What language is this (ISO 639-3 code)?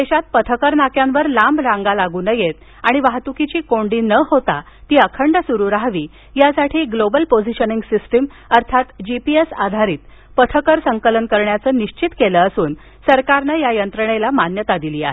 mar